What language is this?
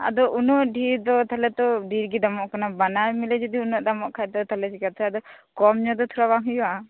Santali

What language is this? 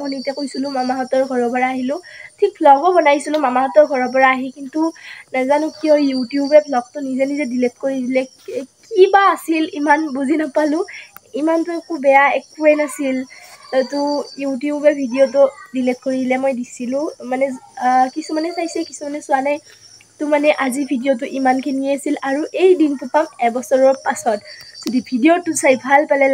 Bangla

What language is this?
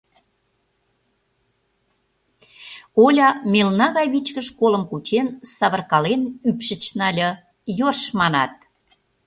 Mari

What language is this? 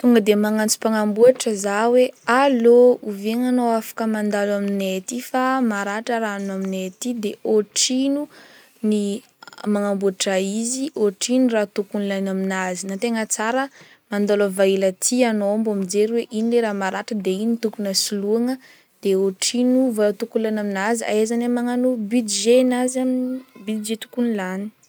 Northern Betsimisaraka Malagasy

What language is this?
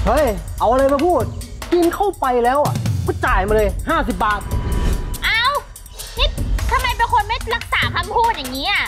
Thai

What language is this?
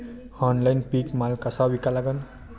Marathi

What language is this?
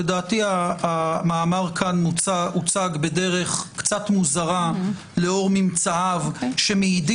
Hebrew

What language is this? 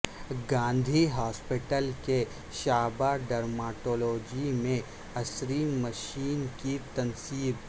Urdu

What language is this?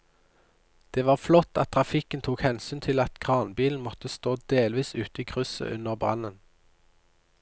Norwegian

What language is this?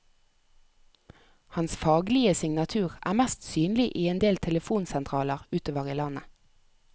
Norwegian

